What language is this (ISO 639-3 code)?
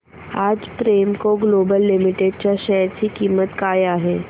mar